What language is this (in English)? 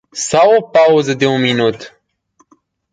Romanian